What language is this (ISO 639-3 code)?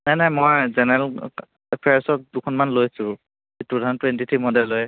asm